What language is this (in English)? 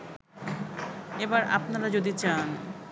Bangla